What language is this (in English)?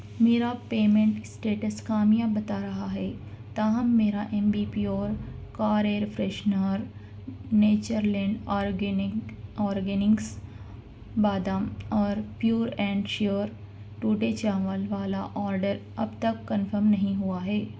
Urdu